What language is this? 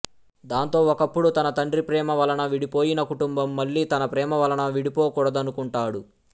Telugu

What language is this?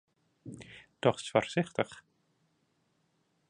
Western Frisian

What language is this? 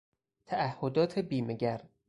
Persian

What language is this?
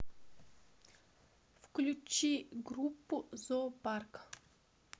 Russian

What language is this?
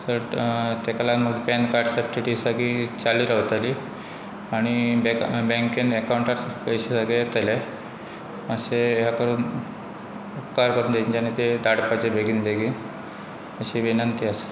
Konkani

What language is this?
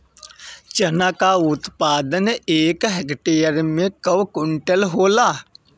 Bhojpuri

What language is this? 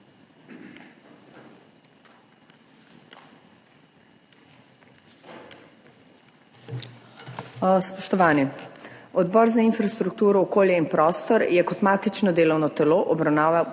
Slovenian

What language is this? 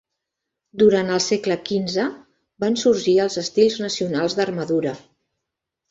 Catalan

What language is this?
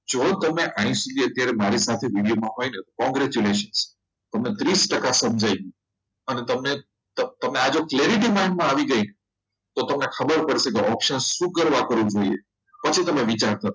Gujarati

